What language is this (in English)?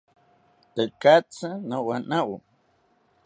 South Ucayali Ashéninka